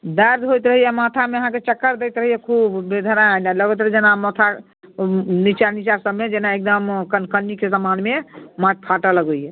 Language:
Maithili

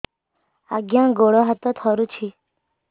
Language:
Odia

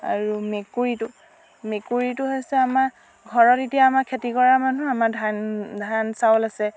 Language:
Assamese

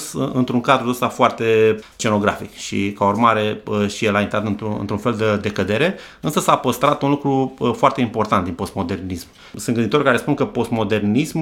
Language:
Romanian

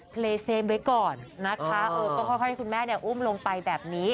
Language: Thai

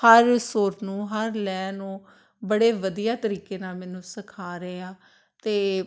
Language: Punjabi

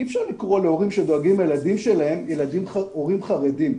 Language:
Hebrew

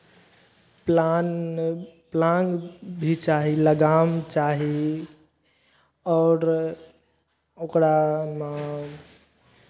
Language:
Maithili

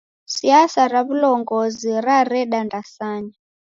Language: Taita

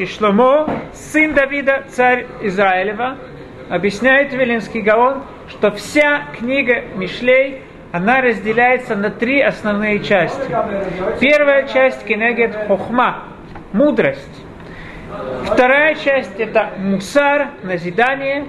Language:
Russian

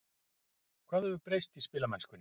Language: Icelandic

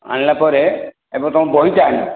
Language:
Odia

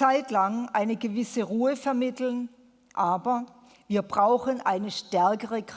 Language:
German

